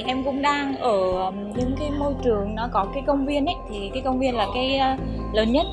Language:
Vietnamese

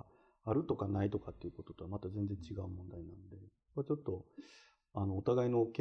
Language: Japanese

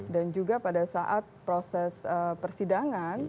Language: Indonesian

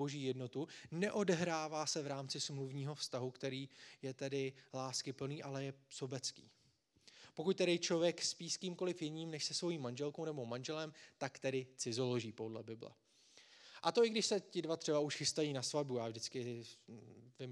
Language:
Czech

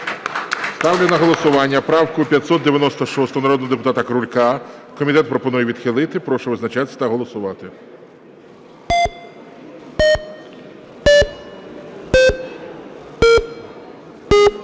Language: Ukrainian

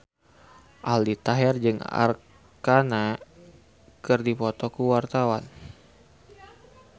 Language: Sundanese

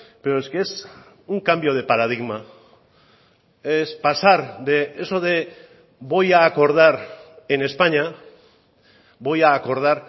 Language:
Spanish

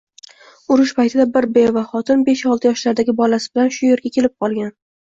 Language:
Uzbek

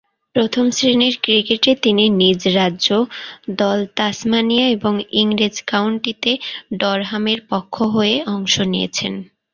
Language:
Bangla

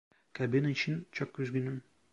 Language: Turkish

